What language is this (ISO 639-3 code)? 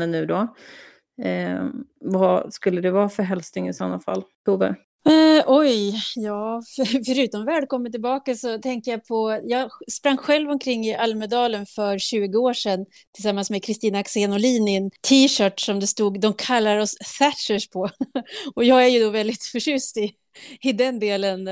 swe